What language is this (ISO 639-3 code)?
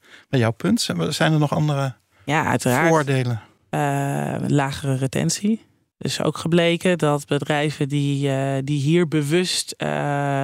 nld